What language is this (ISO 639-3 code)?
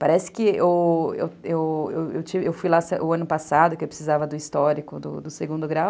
por